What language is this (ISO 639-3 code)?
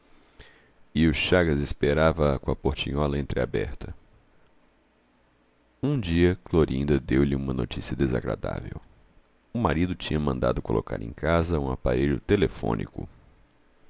por